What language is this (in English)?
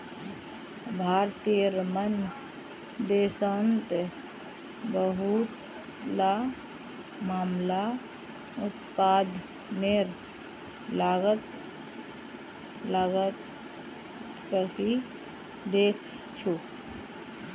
Magahi